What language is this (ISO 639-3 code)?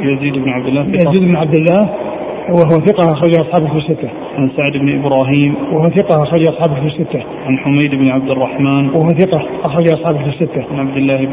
ara